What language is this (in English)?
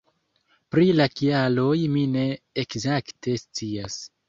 Esperanto